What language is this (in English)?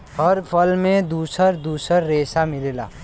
Bhojpuri